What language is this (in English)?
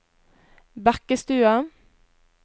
Norwegian